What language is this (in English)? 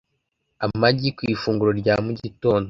Kinyarwanda